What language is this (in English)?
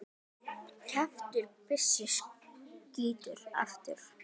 Icelandic